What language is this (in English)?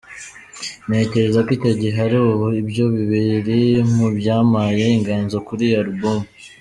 Kinyarwanda